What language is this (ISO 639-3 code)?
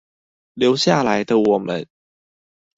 zho